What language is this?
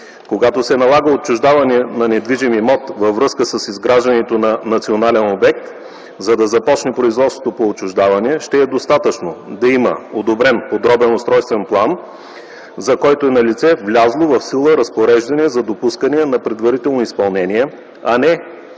Bulgarian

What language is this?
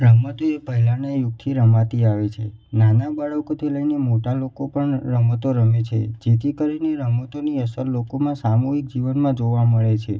Gujarati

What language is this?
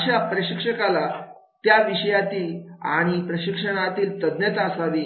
Marathi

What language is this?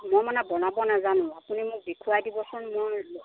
Assamese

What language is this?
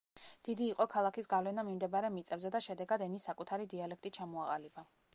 Georgian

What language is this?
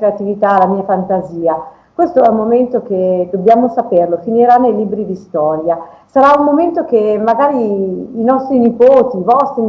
Italian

